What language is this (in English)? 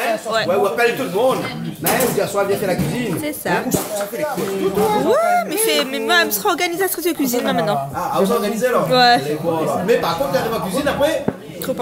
French